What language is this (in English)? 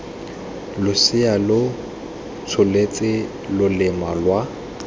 Tswana